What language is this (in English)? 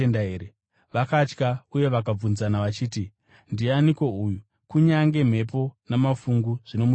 Shona